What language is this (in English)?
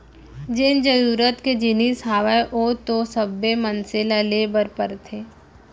Chhattisgarhi